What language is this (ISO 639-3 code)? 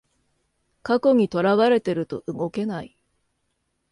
jpn